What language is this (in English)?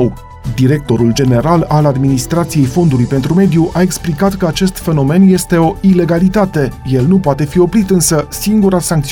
Romanian